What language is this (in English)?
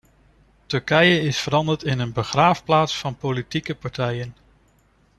Dutch